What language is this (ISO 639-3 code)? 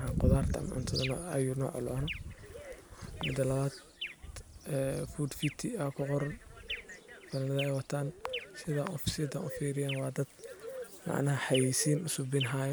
som